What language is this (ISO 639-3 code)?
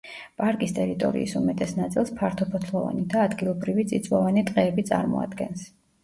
kat